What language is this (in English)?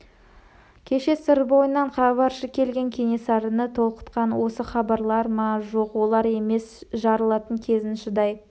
Kazakh